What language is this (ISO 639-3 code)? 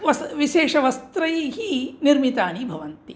san